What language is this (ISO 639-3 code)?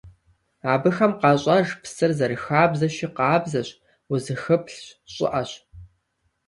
kbd